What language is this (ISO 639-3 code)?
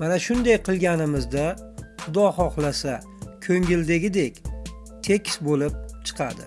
tur